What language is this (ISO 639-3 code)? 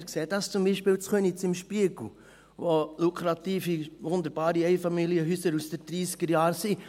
gsw